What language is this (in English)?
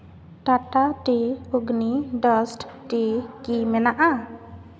Santali